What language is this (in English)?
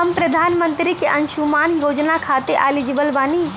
Bhojpuri